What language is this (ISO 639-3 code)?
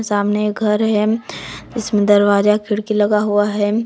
hin